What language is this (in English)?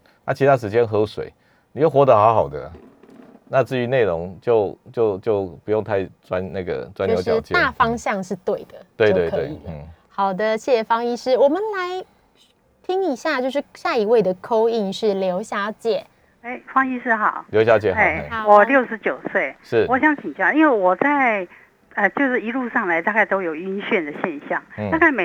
Chinese